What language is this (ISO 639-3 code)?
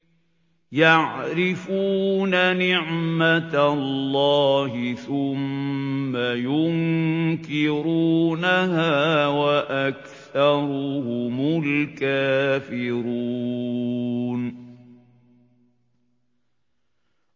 ara